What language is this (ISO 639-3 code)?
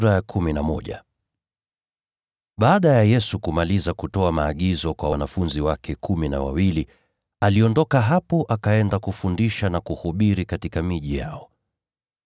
swa